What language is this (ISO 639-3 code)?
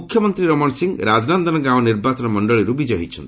ori